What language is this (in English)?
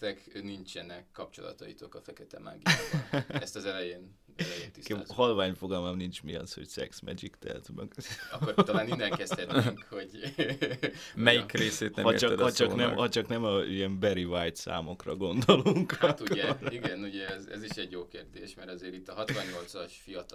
Hungarian